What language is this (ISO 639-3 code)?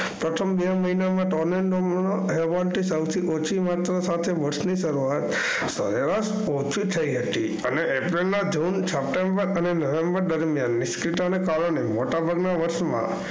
guj